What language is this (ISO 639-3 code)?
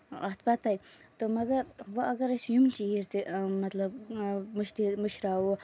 kas